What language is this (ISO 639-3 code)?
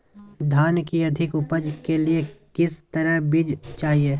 mag